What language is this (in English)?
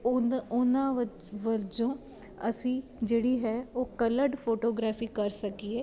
Punjabi